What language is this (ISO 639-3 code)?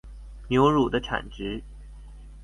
zho